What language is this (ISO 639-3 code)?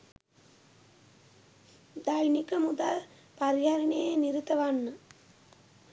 sin